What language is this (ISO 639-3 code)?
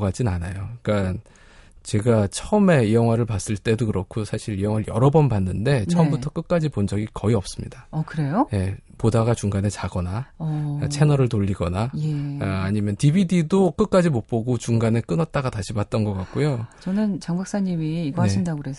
kor